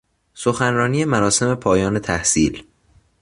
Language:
Persian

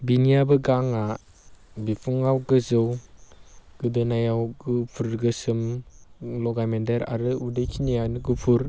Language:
Bodo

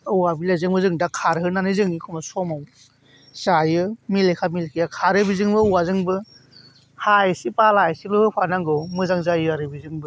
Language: Bodo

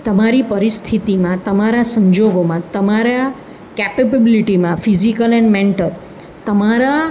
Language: Gujarati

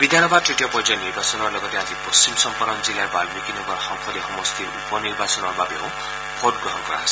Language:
Assamese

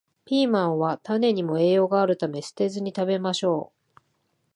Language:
Japanese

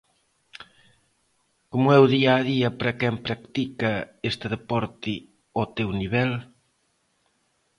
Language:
Galician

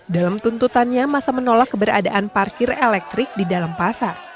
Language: Indonesian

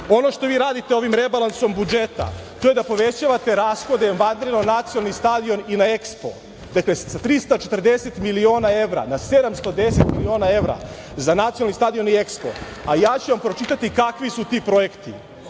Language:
Serbian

